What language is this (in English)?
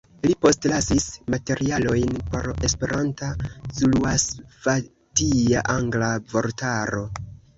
Esperanto